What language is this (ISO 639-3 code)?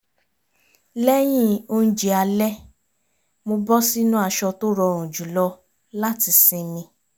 yor